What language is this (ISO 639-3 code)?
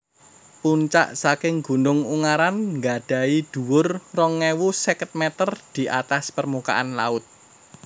jav